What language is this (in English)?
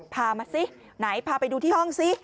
Thai